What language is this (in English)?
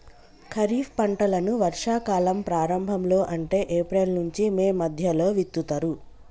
Telugu